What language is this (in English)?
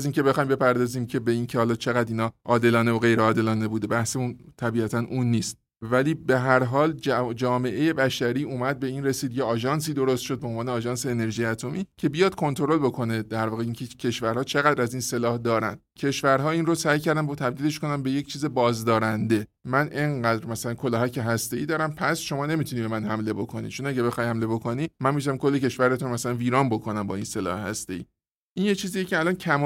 Persian